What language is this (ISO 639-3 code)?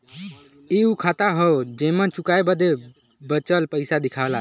bho